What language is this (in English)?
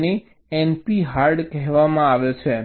Gujarati